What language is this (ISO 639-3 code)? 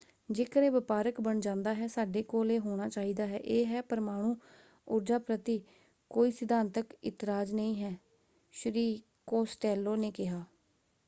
pan